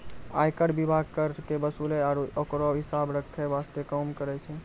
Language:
Maithili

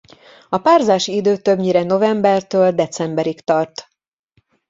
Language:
Hungarian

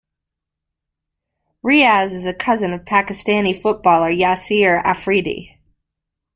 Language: English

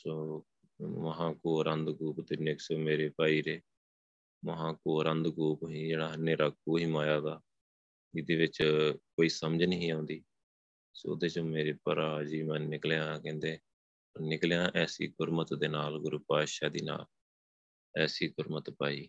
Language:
Punjabi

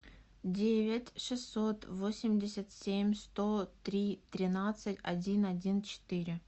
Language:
Russian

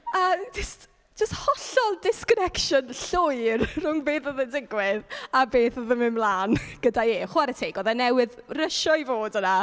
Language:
Welsh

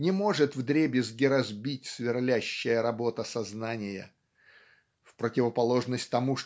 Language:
Russian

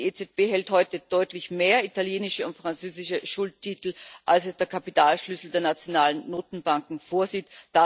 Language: German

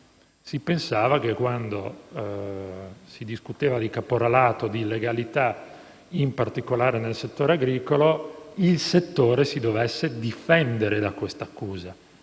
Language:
Italian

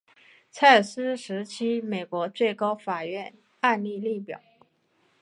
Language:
Chinese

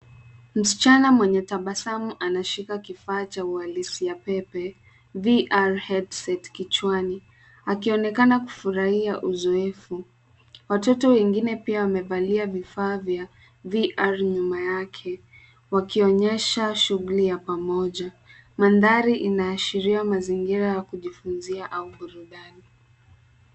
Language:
Swahili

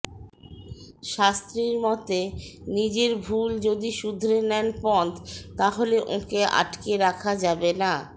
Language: Bangla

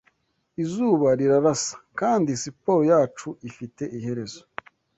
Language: Kinyarwanda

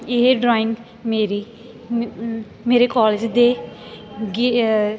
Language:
Punjabi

